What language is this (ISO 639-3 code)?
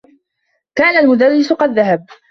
ara